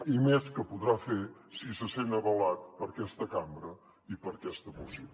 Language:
Catalan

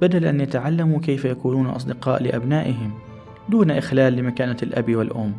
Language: Arabic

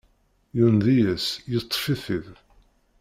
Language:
Kabyle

